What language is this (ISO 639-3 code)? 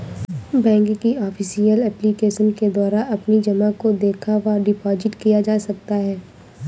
hin